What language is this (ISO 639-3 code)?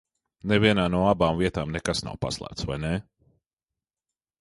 lav